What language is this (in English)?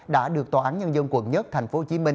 Vietnamese